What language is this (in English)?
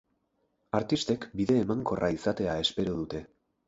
Basque